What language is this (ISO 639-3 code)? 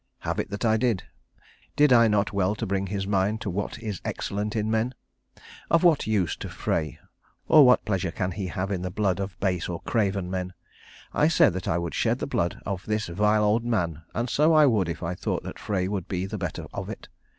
eng